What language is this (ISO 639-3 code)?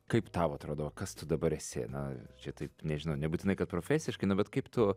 lit